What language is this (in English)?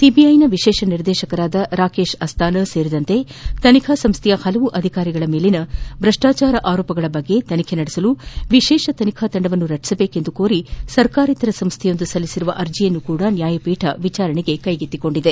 Kannada